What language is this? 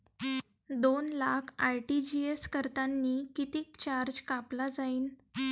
Marathi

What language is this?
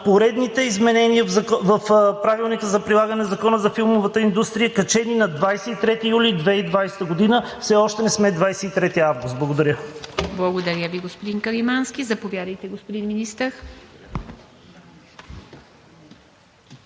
Bulgarian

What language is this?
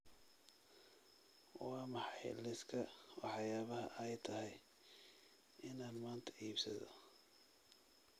Somali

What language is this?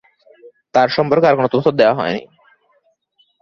Bangla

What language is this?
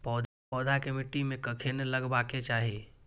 Maithili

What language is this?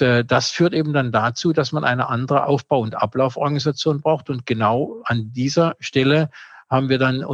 German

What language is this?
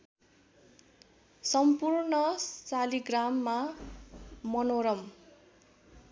Nepali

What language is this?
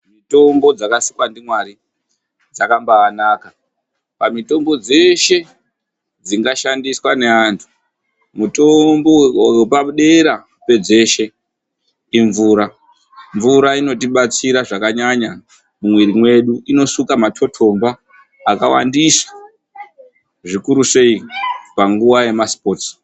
Ndau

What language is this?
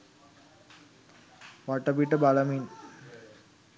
Sinhala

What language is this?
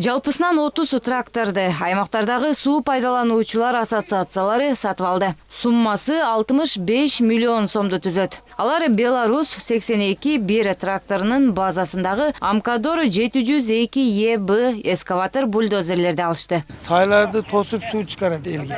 Russian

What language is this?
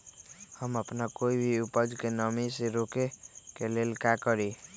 Magahi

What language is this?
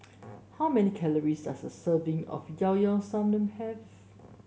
English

